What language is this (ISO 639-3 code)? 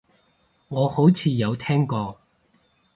yue